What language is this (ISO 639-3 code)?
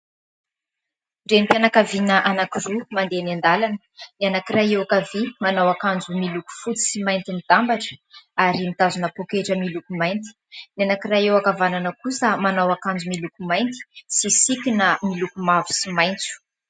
mlg